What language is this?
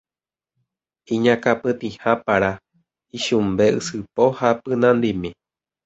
Guarani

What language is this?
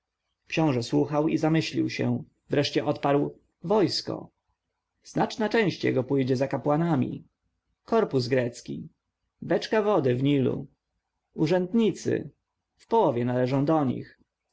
Polish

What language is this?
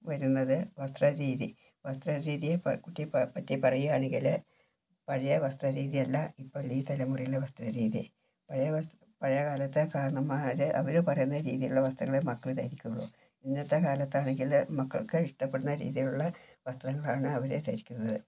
Malayalam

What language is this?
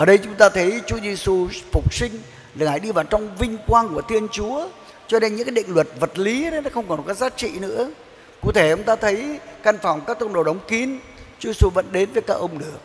Vietnamese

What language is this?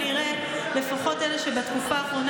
Hebrew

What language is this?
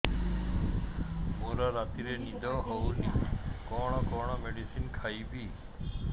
Odia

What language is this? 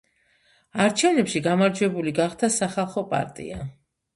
Georgian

